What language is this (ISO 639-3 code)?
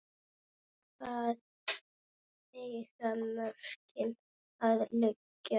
isl